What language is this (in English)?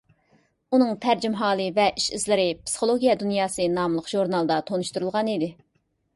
Uyghur